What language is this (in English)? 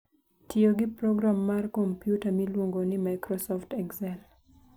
Luo (Kenya and Tanzania)